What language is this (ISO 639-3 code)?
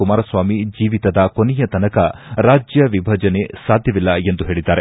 kan